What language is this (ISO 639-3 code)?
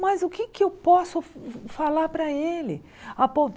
por